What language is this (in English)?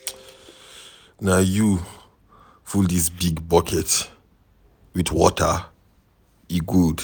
Nigerian Pidgin